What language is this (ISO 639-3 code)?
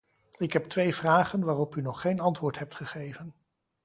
nld